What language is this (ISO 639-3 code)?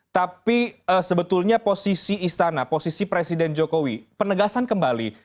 ind